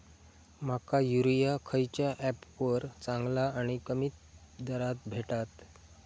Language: Marathi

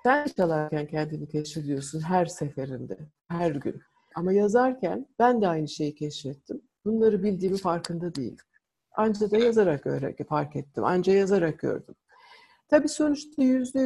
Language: Turkish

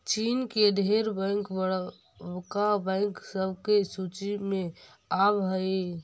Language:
Magahi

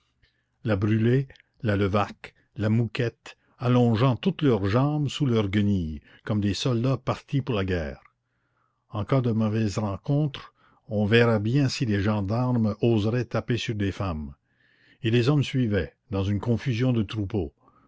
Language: French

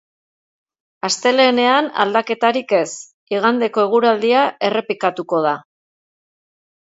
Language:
Basque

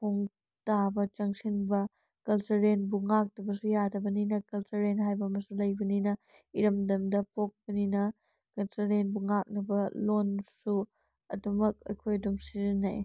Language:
Manipuri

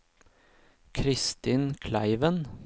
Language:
Norwegian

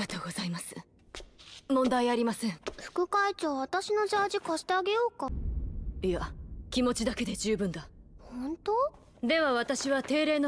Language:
Japanese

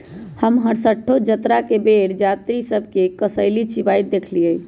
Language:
Magahi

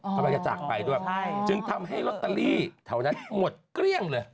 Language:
Thai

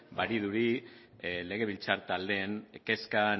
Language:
Basque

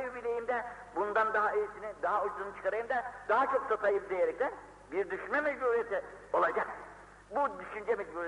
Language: Turkish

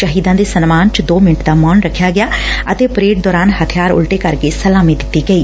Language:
Punjabi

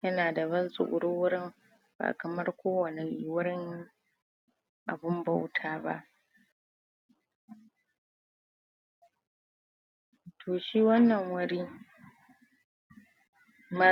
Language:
Hausa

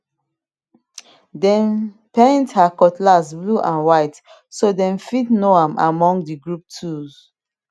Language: Nigerian Pidgin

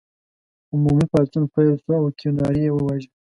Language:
Pashto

